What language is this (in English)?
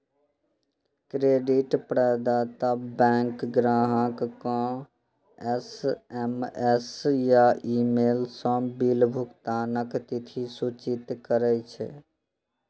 Maithili